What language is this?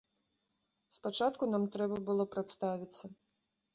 Belarusian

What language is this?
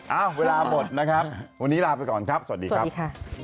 Thai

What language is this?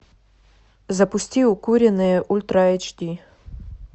Russian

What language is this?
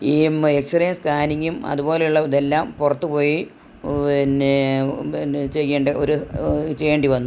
Malayalam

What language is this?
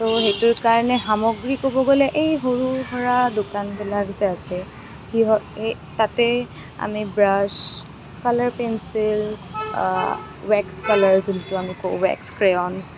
Assamese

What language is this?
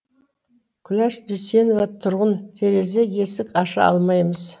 Kazakh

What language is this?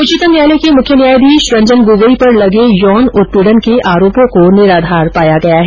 Hindi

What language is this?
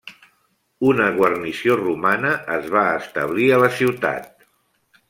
Catalan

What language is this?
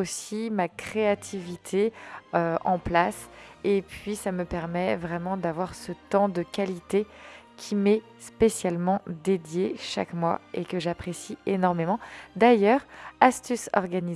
French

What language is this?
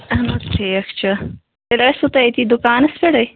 Kashmiri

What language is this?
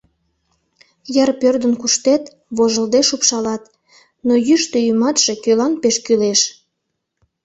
Mari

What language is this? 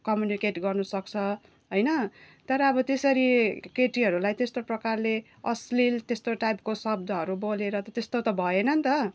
Nepali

